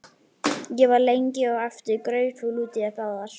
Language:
Icelandic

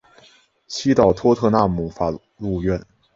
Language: Chinese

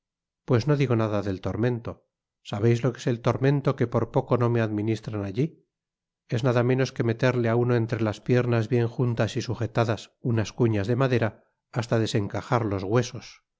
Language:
Spanish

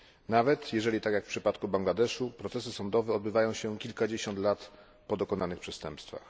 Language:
Polish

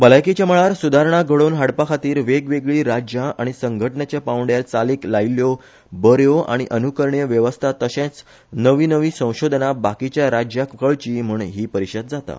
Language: Konkani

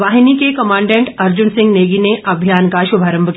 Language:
Hindi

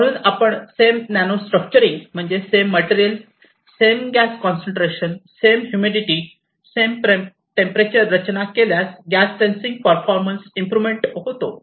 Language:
Marathi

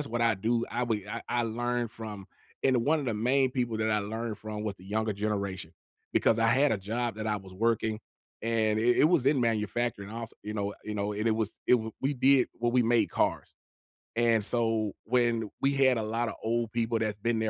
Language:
English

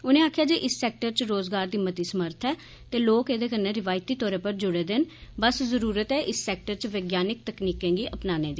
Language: Dogri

